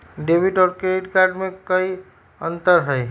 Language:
Magahi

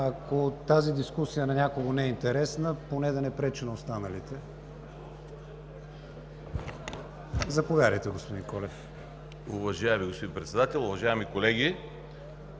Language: Bulgarian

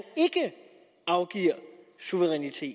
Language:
Danish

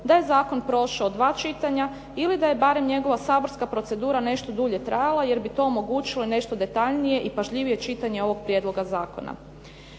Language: Croatian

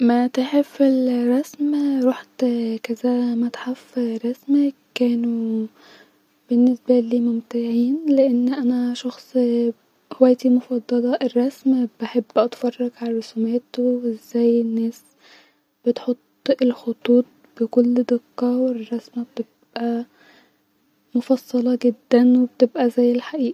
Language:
Egyptian Arabic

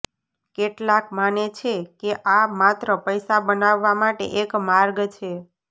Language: Gujarati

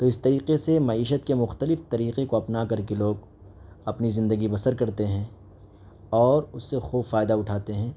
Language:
Urdu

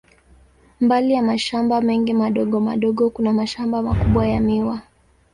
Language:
Swahili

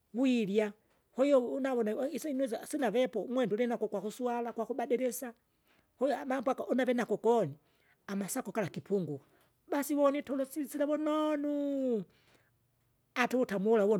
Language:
Kinga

